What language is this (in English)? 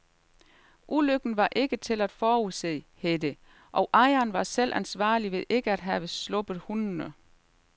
Danish